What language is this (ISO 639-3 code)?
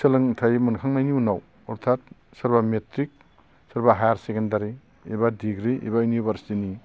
brx